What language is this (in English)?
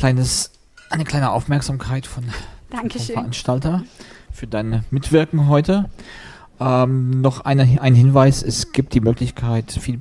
German